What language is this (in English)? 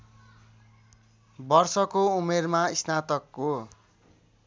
Nepali